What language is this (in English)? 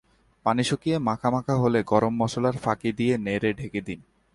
Bangla